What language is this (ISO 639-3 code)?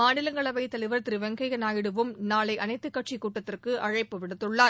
tam